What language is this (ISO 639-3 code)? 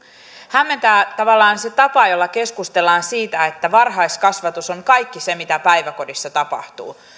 fin